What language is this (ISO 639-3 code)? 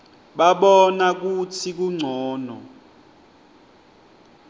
ssw